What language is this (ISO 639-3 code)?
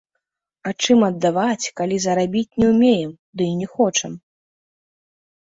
bel